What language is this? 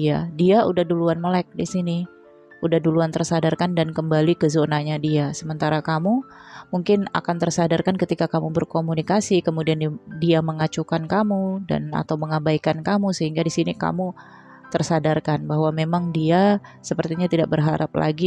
Indonesian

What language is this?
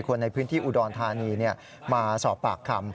Thai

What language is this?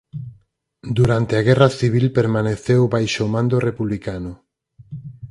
Galician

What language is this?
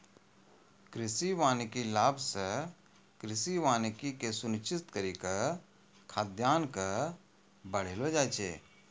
Maithili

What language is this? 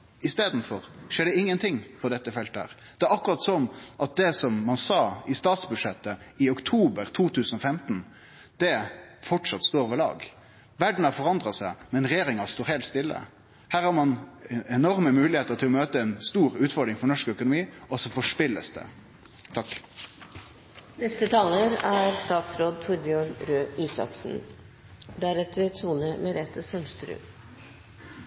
Norwegian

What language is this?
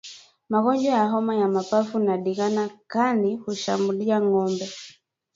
Swahili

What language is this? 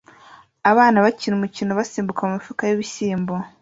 Kinyarwanda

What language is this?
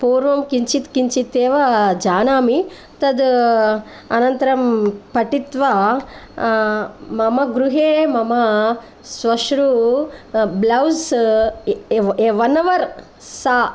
Sanskrit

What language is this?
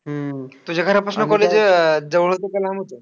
Marathi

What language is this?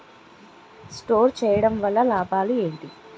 Telugu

